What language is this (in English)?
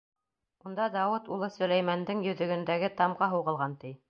Bashkir